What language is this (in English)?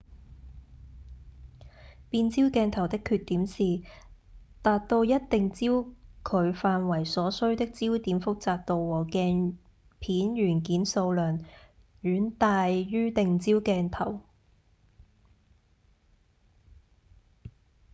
Cantonese